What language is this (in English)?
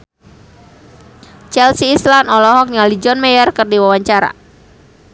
Sundanese